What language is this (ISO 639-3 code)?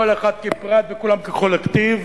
heb